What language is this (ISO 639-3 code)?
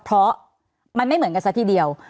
tha